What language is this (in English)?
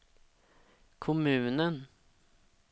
Swedish